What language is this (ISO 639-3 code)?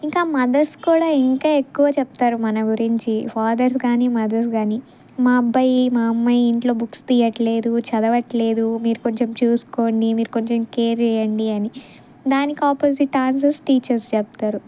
tel